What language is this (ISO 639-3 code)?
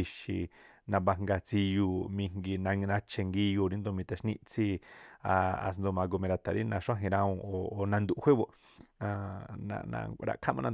tpl